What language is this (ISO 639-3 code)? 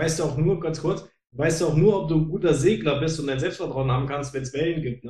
deu